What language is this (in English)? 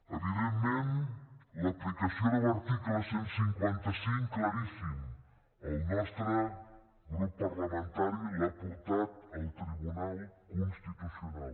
Catalan